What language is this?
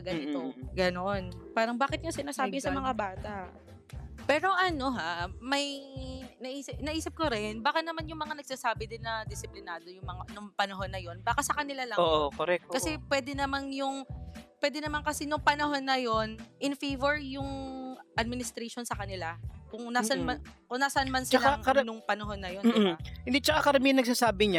Filipino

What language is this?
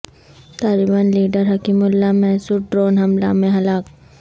Urdu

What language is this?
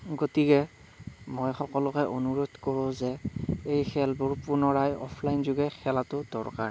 Assamese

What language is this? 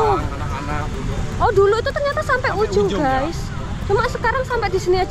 Indonesian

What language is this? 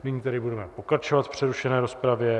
Czech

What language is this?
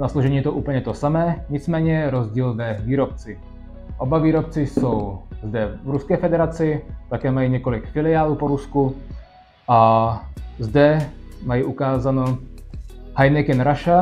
Czech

